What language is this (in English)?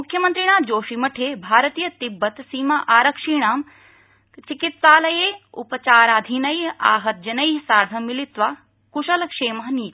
Sanskrit